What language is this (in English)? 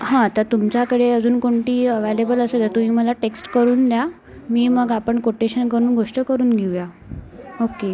Marathi